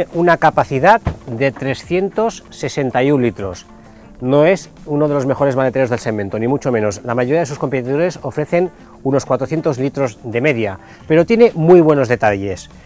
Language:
Spanish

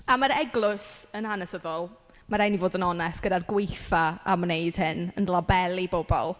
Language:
Welsh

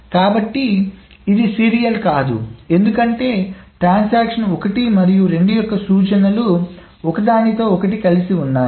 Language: Telugu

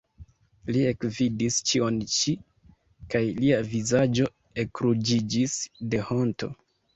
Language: Esperanto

